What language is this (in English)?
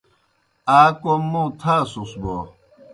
Kohistani Shina